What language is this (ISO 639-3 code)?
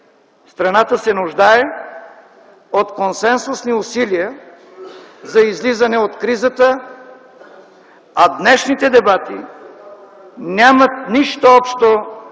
bul